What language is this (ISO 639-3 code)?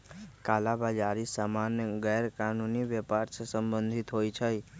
mag